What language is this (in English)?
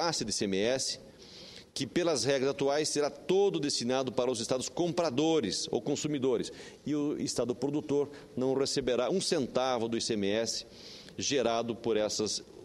Portuguese